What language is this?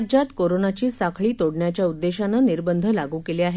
Marathi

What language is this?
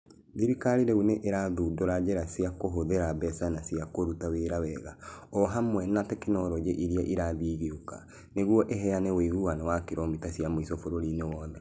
Kikuyu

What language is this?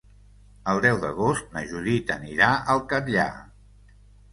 Catalan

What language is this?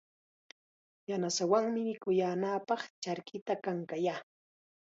Chiquián Ancash Quechua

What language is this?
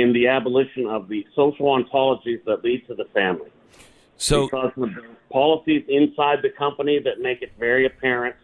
English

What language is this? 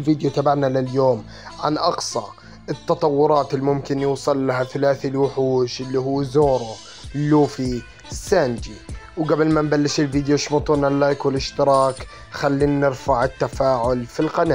Arabic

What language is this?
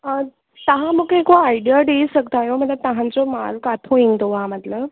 Sindhi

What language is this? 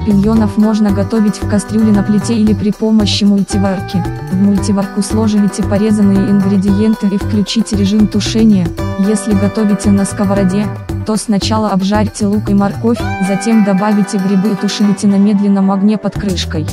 Russian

